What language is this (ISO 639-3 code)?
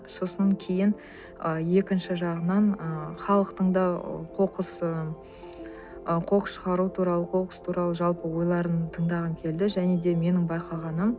kaz